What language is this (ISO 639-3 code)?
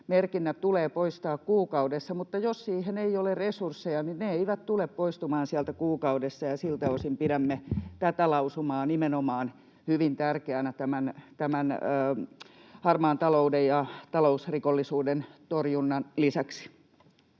fin